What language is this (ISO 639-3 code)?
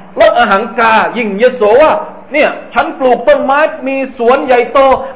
tha